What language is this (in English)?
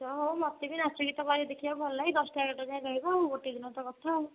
Odia